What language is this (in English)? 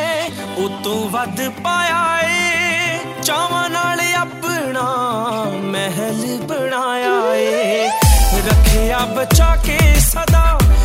Punjabi